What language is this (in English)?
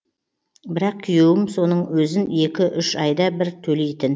Kazakh